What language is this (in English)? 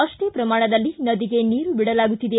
Kannada